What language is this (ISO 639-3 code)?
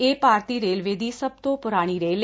pan